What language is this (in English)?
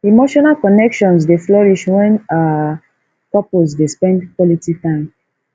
Nigerian Pidgin